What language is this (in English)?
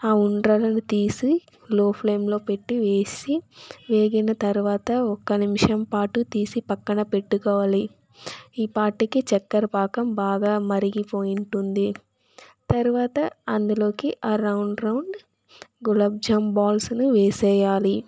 Telugu